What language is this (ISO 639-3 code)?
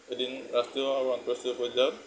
asm